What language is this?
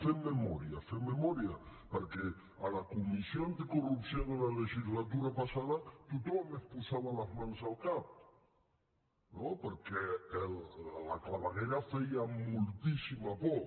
Catalan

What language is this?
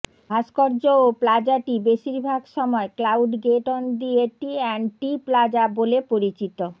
Bangla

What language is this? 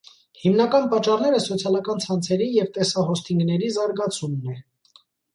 Armenian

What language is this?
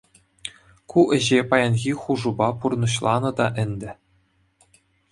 Chuvash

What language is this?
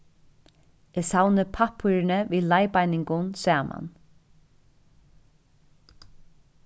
Faroese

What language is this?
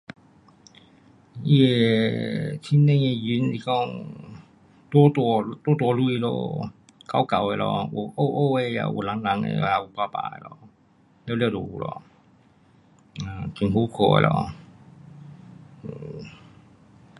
Pu-Xian Chinese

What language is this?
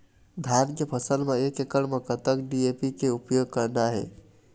Chhattisgarhi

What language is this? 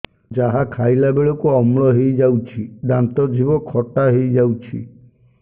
Odia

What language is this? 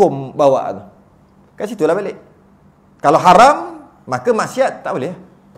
Malay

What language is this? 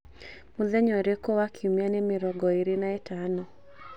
Kikuyu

